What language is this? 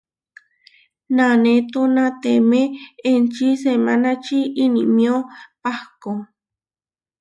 Huarijio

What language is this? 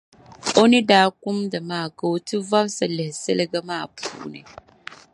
Dagbani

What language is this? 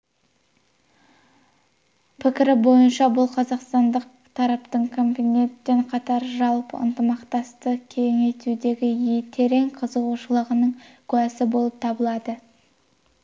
Kazakh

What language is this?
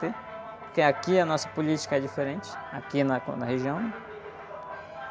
Portuguese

